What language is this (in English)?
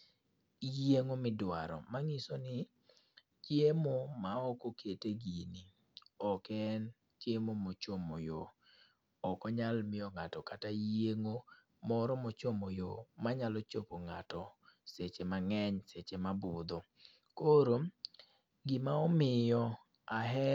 Luo (Kenya and Tanzania)